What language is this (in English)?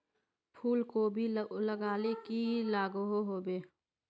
Magahi